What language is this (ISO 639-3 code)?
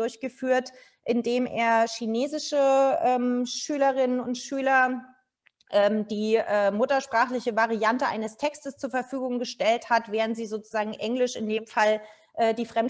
deu